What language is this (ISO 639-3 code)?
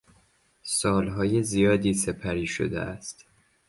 fas